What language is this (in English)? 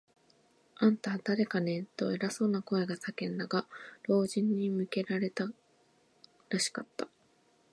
Japanese